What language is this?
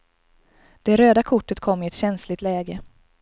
Swedish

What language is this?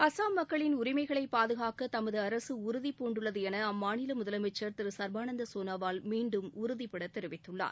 Tamil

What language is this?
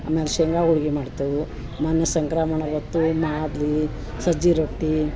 Kannada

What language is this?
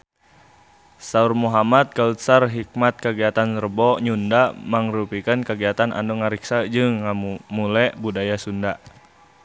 Sundanese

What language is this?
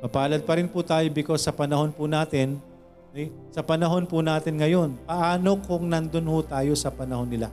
Filipino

